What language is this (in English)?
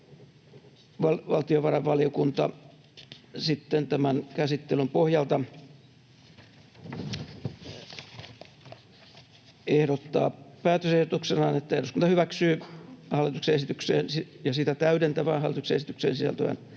Finnish